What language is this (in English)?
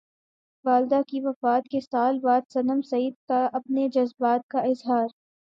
Urdu